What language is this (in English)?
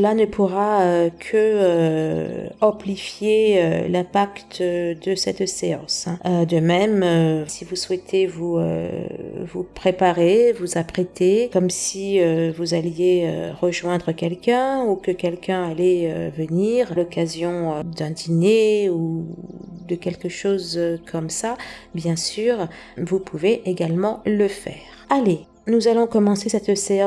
French